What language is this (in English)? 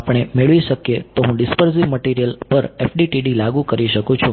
Gujarati